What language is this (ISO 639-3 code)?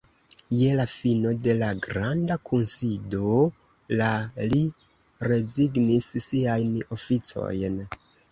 epo